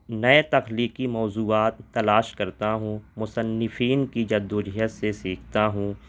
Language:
Urdu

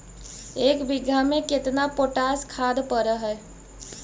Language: Magahi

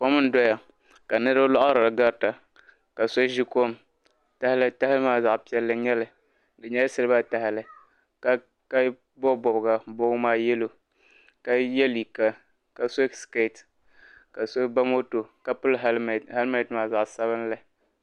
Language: Dagbani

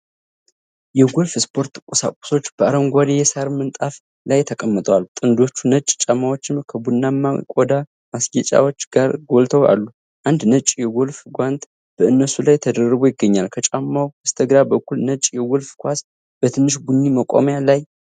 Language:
Amharic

